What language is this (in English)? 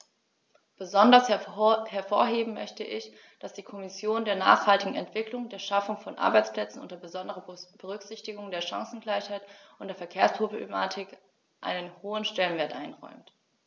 German